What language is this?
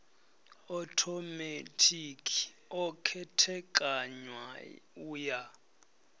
Venda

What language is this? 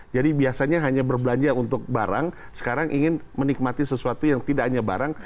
Indonesian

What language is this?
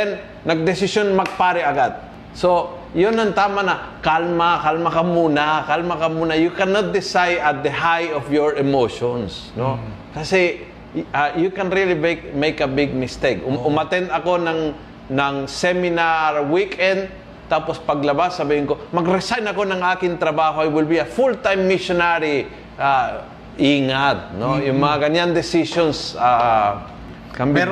Filipino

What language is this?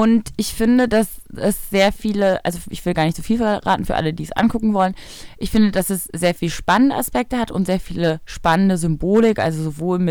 German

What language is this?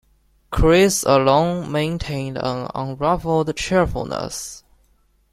English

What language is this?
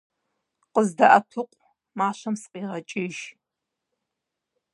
Kabardian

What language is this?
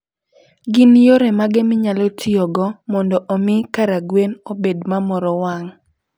Luo (Kenya and Tanzania)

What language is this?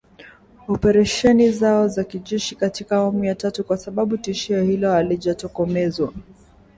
Swahili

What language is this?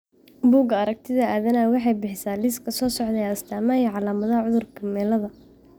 Somali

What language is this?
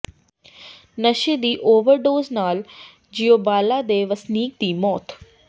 Punjabi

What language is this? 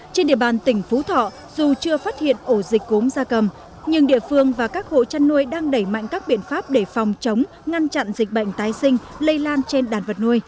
Vietnamese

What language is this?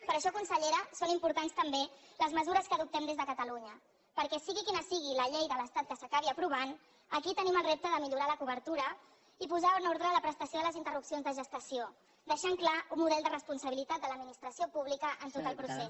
Catalan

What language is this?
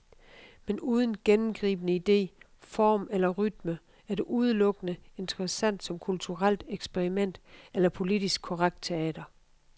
Danish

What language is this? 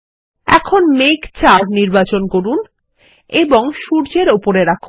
Bangla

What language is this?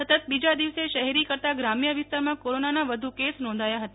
Gujarati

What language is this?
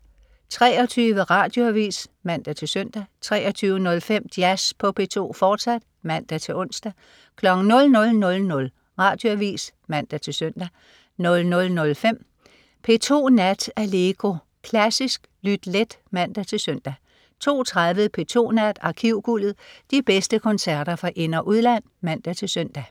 Danish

